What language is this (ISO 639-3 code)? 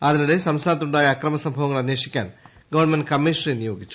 mal